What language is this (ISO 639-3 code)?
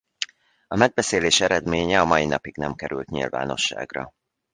hun